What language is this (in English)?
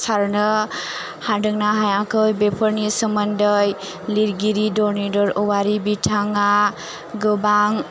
Bodo